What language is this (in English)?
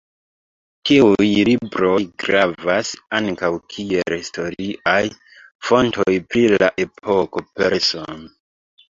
Esperanto